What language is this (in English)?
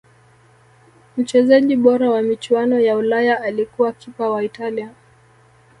Swahili